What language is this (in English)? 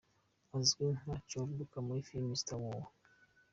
Kinyarwanda